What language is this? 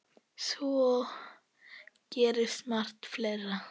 Icelandic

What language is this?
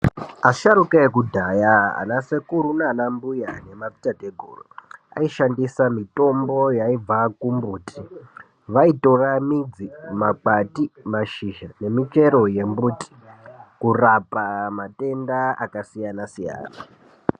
Ndau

